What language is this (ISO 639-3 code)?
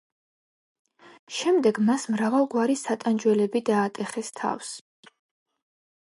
kat